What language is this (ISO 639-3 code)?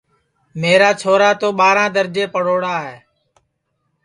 ssi